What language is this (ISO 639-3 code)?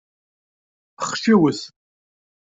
kab